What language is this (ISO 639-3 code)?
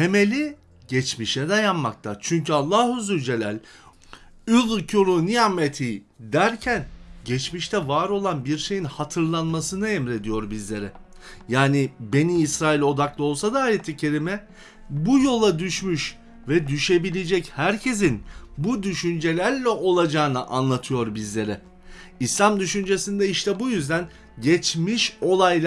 tur